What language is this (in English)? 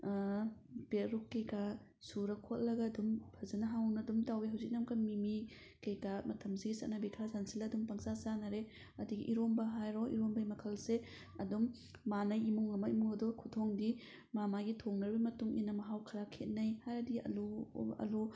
Manipuri